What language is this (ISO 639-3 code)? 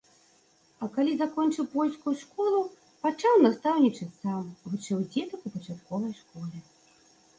bel